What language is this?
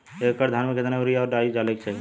Bhojpuri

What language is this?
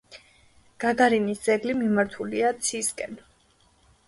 Georgian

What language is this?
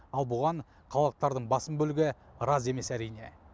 Kazakh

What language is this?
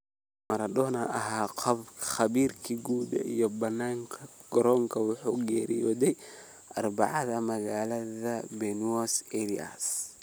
Somali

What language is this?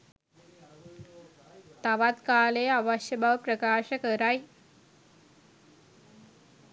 Sinhala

